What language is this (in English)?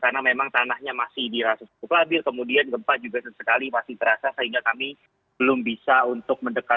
Indonesian